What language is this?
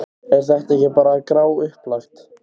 Icelandic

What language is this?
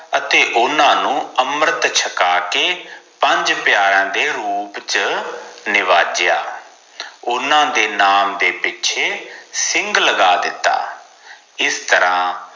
Punjabi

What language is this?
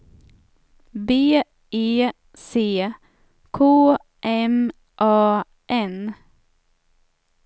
Swedish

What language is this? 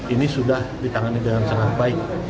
Indonesian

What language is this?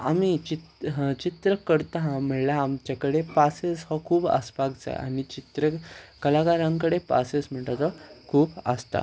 Konkani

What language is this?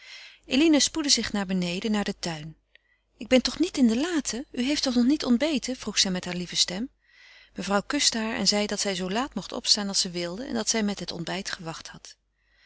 Dutch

